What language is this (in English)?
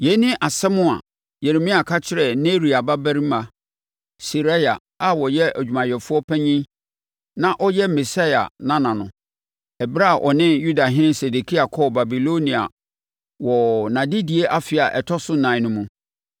Akan